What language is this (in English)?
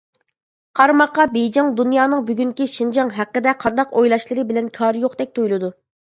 Uyghur